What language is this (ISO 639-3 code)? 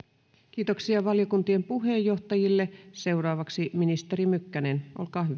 fin